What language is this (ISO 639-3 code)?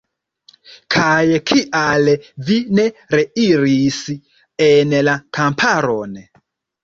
epo